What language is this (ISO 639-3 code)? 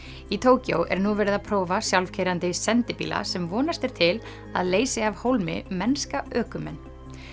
isl